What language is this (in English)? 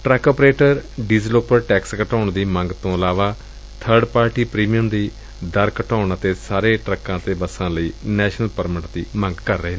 Punjabi